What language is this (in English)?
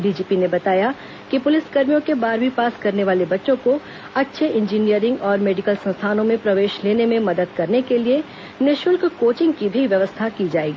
Hindi